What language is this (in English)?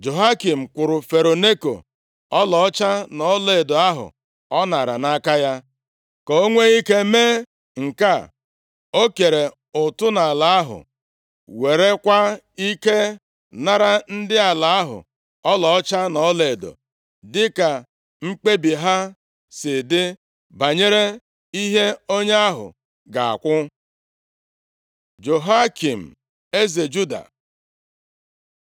Igbo